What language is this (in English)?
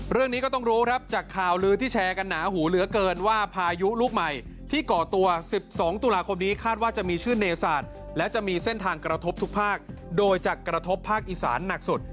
Thai